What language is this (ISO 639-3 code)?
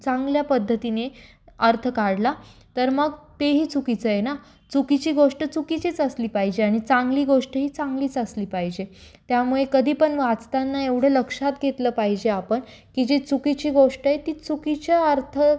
mar